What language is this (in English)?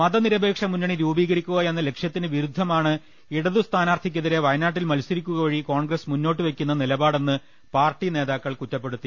Malayalam